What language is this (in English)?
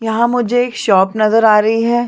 Hindi